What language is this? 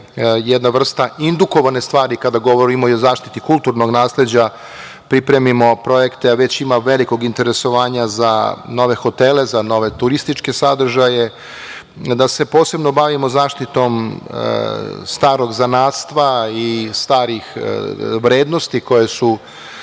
Serbian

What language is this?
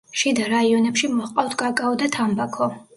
Georgian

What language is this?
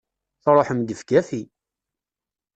Kabyle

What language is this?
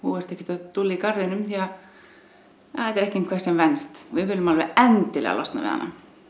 Icelandic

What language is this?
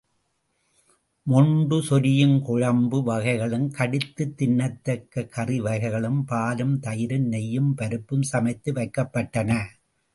Tamil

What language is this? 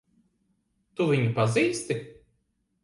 Latvian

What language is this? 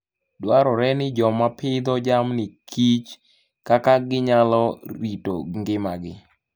Luo (Kenya and Tanzania)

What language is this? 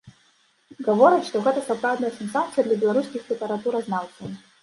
Belarusian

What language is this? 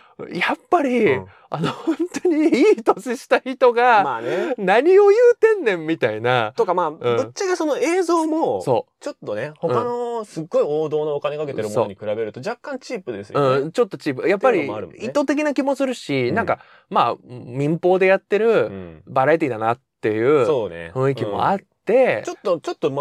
Japanese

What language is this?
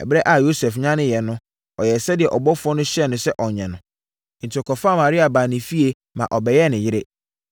Akan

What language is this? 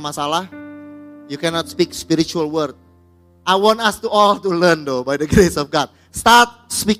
Indonesian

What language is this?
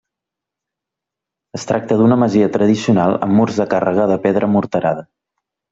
Catalan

